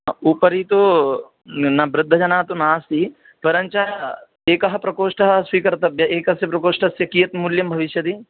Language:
Sanskrit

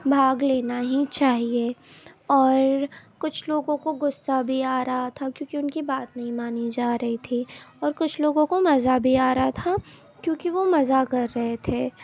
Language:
Urdu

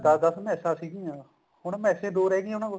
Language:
Punjabi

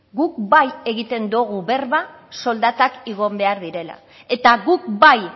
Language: Basque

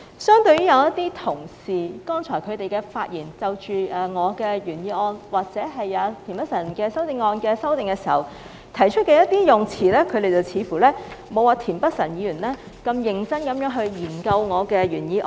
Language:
Cantonese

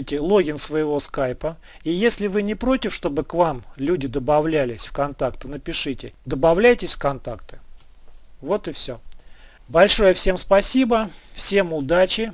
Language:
Russian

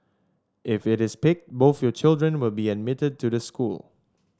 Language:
English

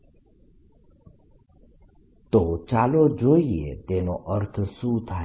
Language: Gujarati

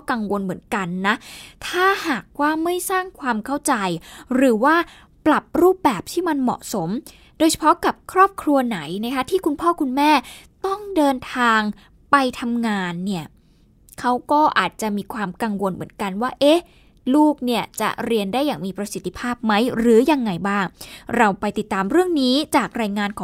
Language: Thai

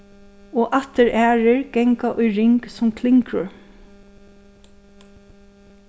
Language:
Faroese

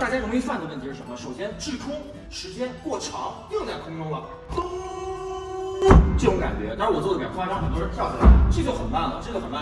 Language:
Chinese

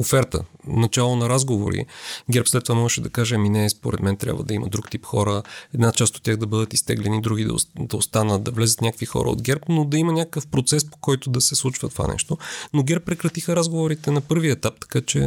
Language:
Bulgarian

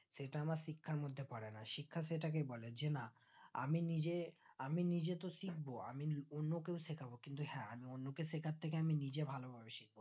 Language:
Bangla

